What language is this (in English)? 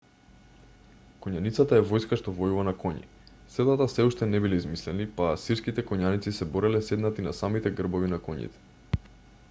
Macedonian